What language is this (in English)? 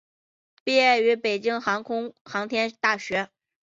Chinese